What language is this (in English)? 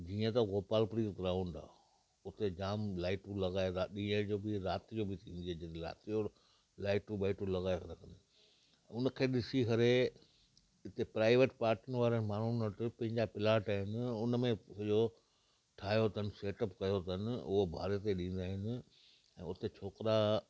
Sindhi